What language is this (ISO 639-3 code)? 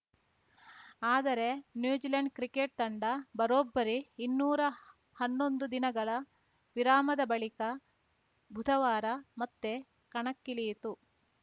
kan